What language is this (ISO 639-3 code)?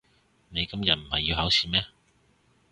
yue